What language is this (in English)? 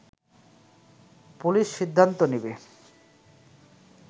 Bangla